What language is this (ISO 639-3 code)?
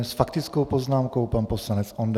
ces